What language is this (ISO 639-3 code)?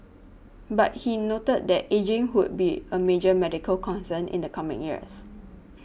eng